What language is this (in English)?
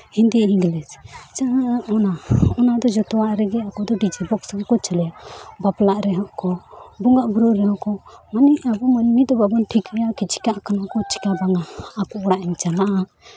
Santali